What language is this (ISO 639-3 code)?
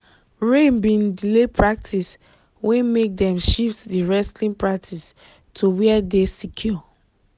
pcm